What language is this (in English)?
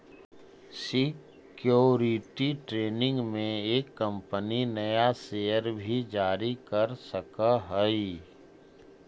Magahi